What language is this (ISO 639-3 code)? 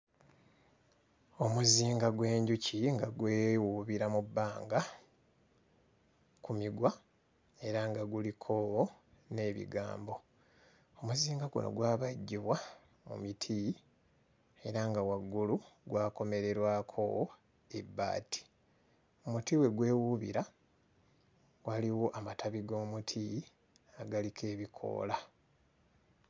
lug